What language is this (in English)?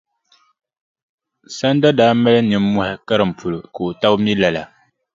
Dagbani